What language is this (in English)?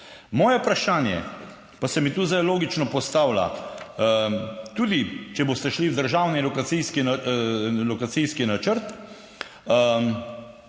Slovenian